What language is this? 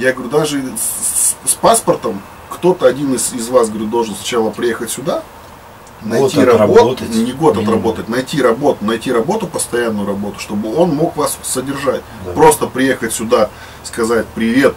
Russian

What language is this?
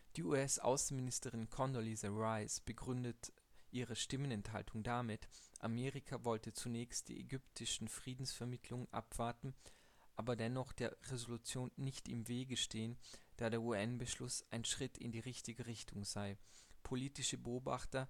German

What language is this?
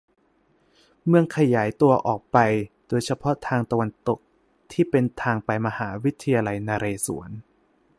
Thai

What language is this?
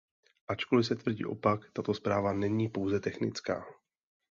Czech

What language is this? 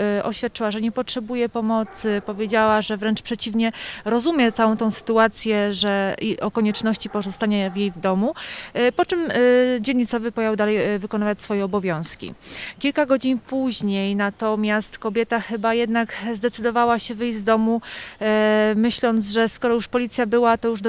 Polish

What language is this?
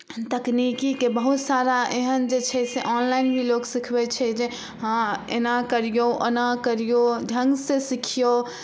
Maithili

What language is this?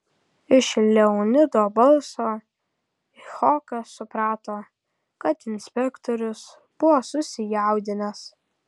Lithuanian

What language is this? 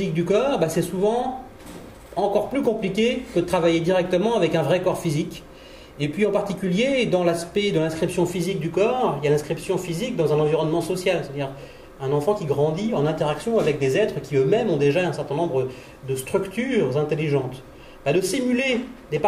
French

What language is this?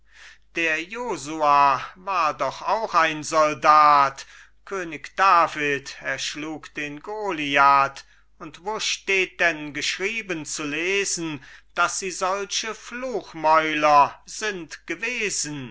German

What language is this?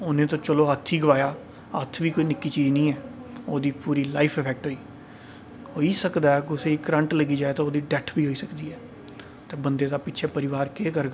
Dogri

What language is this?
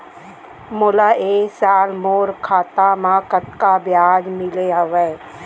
Chhattisgarhi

